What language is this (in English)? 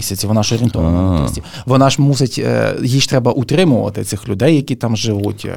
Ukrainian